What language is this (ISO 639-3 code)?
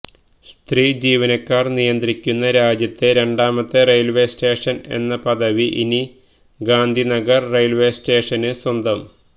mal